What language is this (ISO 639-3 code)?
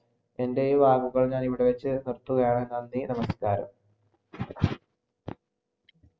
mal